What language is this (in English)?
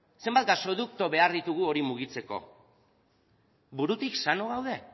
Basque